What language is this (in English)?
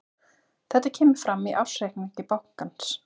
Icelandic